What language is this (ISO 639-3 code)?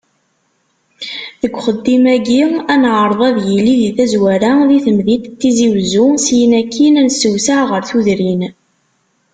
kab